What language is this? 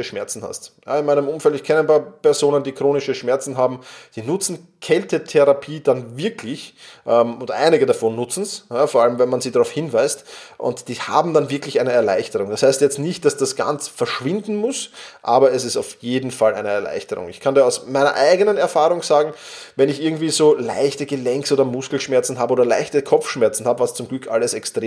German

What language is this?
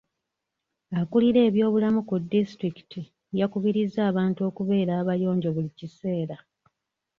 Ganda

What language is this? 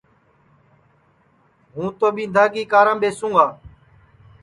Sansi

